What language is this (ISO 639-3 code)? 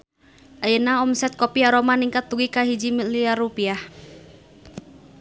sun